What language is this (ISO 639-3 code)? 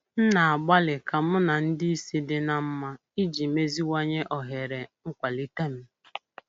ibo